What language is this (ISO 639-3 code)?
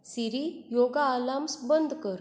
kok